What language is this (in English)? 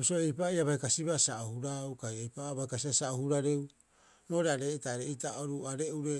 Rapoisi